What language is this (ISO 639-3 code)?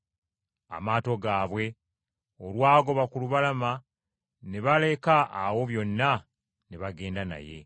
lug